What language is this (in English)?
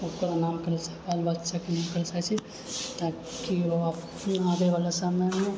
Maithili